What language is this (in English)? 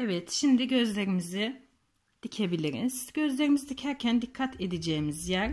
Turkish